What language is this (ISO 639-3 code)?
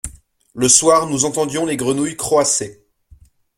fra